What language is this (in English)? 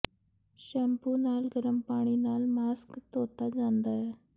Punjabi